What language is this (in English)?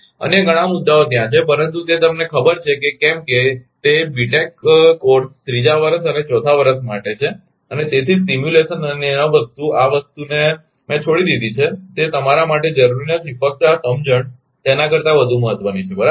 Gujarati